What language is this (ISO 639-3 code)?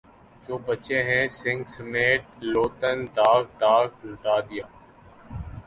urd